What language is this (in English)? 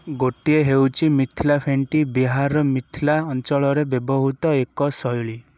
Odia